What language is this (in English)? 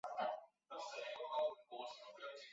Chinese